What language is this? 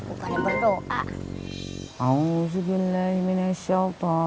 Indonesian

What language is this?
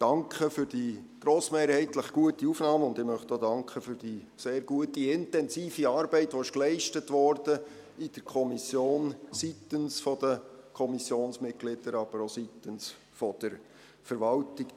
Swiss German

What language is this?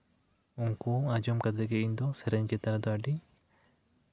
Santali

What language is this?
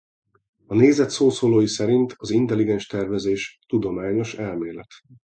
Hungarian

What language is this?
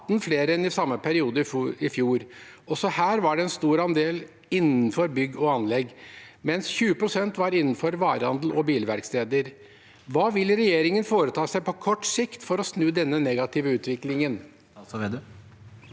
Norwegian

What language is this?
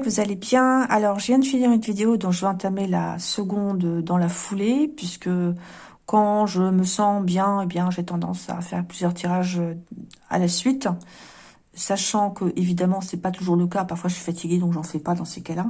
French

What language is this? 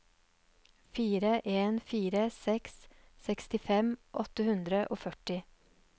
Norwegian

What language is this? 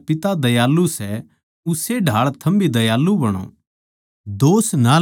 Haryanvi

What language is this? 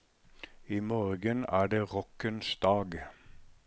Norwegian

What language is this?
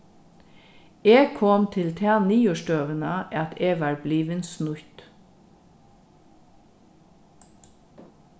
Faroese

